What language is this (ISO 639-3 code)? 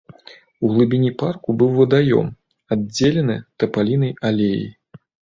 bel